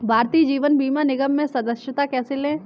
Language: Hindi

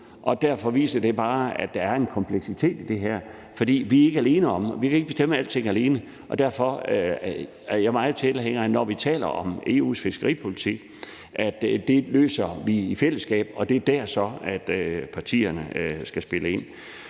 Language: Danish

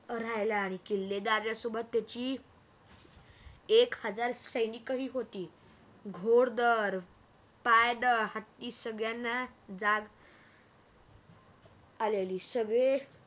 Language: Marathi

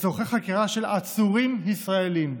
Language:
Hebrew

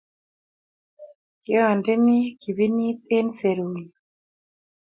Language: Kalenjin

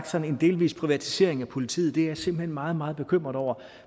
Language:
Danish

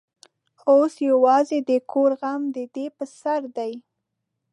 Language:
Pashto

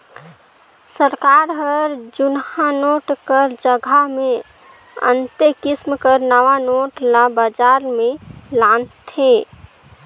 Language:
Chhattisgarhi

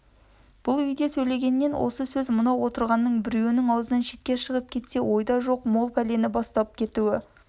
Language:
Kazakh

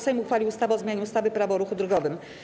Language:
Polish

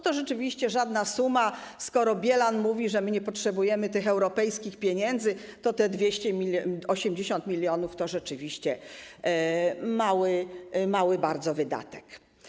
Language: Polish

